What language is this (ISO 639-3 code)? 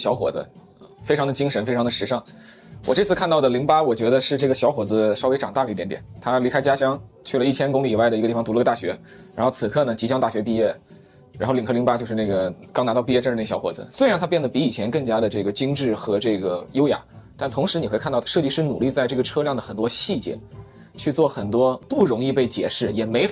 zho